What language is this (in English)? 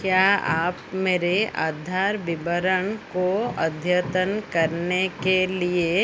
Hindi